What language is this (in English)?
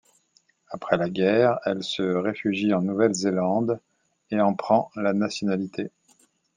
French